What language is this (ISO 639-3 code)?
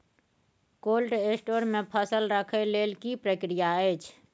mai